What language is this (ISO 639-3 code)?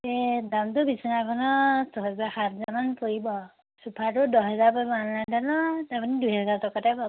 asm